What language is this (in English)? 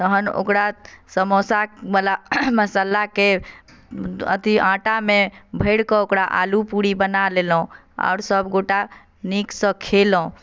Maithili